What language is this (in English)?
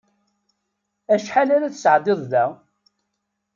Kabyle